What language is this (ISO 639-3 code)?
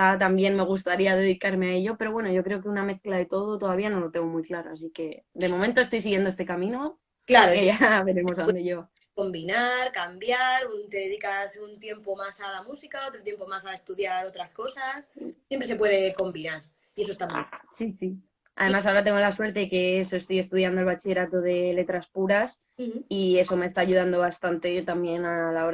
spa